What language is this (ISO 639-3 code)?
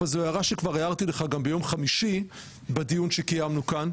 heb